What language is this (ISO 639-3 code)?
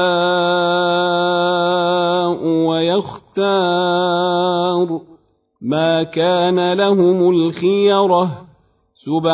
ara